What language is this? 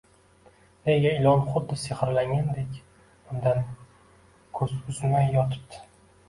Uzbek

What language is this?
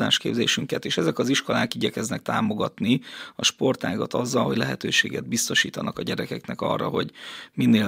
Hungarian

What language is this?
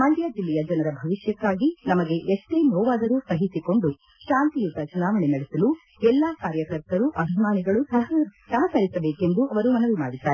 Kannada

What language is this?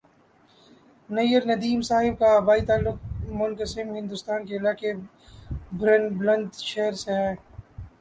Urdu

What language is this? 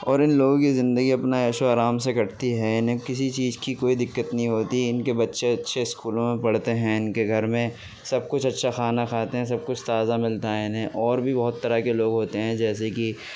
Urdu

